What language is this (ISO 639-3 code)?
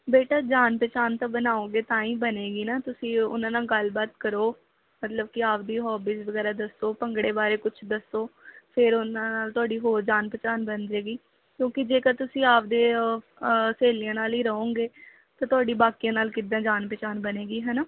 pan